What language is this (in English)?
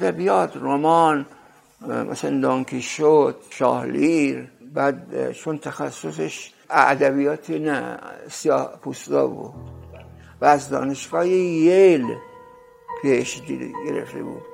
Persian